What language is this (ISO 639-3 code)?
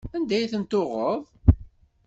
kab